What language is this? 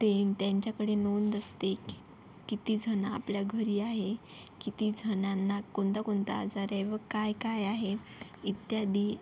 Marathi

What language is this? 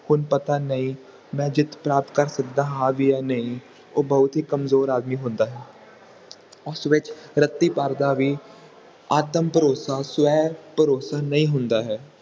Punjabi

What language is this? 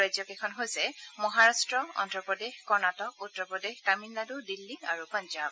Assamese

